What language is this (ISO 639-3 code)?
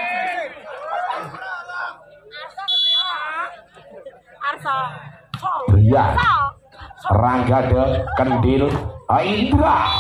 ind